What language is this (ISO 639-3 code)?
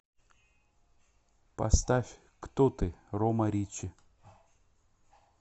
rus